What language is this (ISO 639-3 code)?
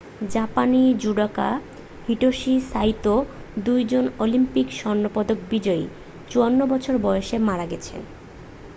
ben